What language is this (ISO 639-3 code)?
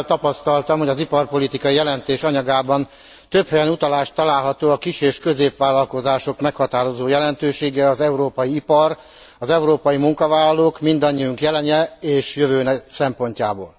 hun